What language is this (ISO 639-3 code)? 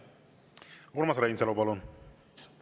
est